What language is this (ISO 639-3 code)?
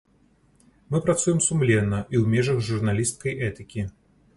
bel